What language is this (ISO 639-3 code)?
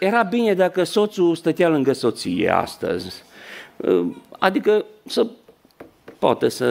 ron